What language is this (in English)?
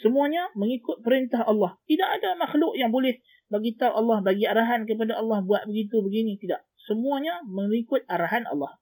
Malay